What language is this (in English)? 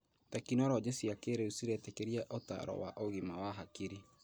Kikuyu